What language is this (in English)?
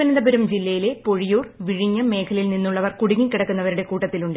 Malayalam